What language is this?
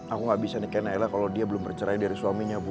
Indonesian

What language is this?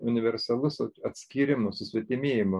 Lithuanian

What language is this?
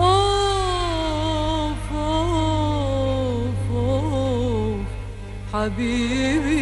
Arabic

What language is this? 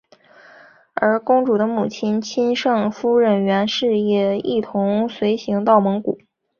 Chinese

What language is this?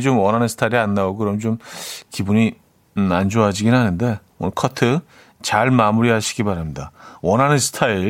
Korean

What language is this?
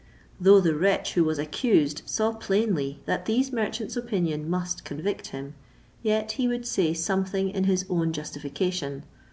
English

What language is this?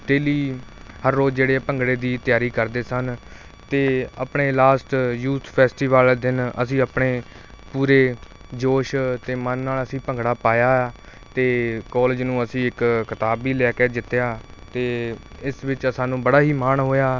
Punjabi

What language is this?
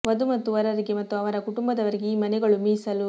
Kannada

